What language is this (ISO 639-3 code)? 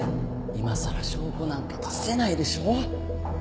jpn